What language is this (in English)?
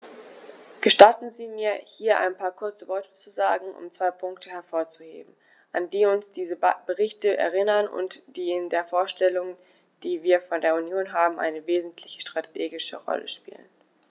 German